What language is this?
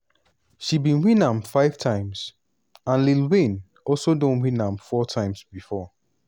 Nigerian Pidgin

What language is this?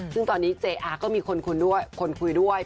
Thai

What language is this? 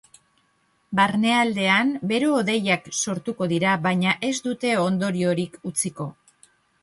Basque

